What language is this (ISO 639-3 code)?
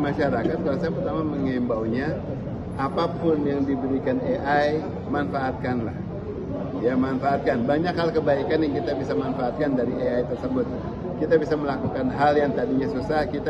ind